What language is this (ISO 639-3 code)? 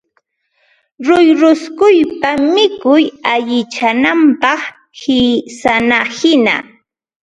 qva